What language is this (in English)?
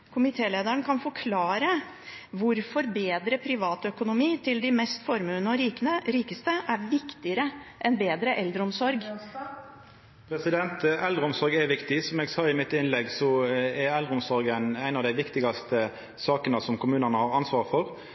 Norwegian